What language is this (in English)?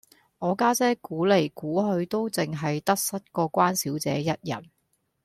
Cantonese